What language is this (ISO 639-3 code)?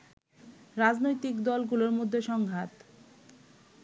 ben